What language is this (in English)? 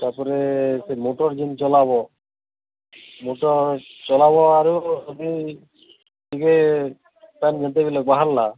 Odia